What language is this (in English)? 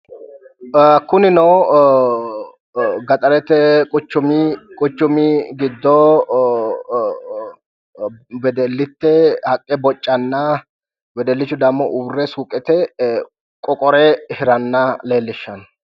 Sidamo